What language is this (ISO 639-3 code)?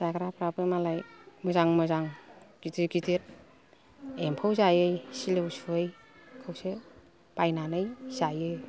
brx